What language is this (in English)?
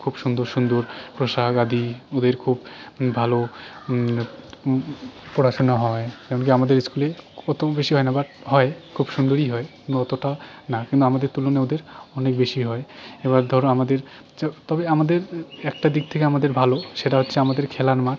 Bangla